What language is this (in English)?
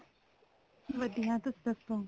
Punjabi